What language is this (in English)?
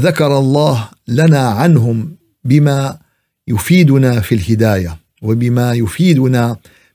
Arabic